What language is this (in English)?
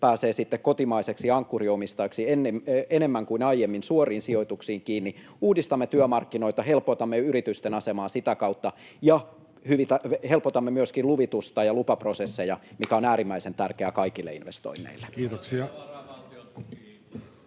Finnish